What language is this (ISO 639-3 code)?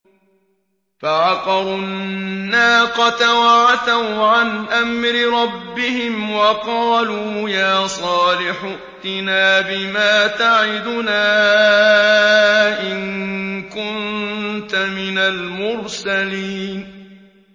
ara